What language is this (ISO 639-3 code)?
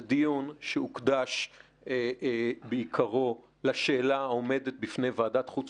heb